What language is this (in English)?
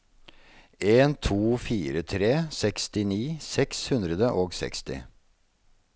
Norwegian